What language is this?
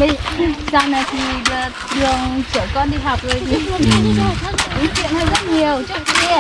Vietnamese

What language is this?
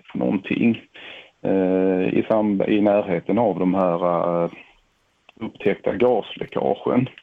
Swedish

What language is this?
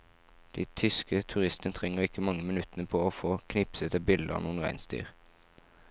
Norwegian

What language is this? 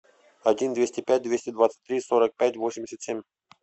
Russian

